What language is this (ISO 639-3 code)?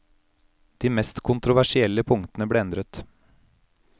nor